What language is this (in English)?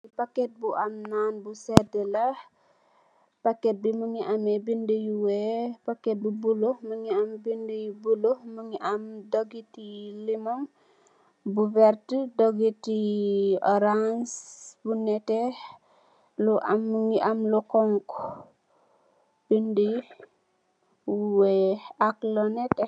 Wolof